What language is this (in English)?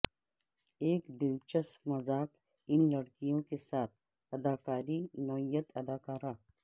Urdu